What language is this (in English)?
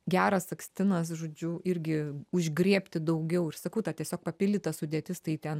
Lithuanian